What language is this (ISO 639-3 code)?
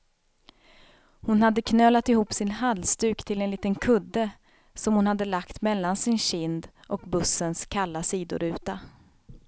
swe